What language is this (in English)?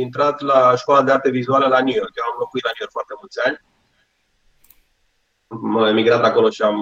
Romanian